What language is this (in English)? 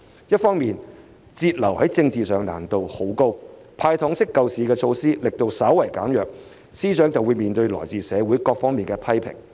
Cantonese